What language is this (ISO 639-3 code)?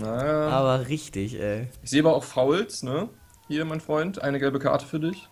deu